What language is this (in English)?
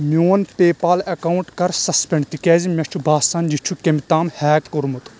Kashmiri